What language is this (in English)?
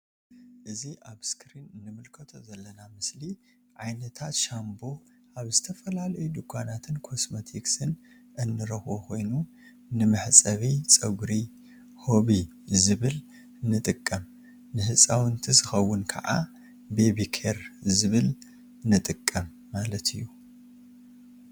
Tigrinya